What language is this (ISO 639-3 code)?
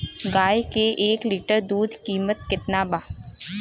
bho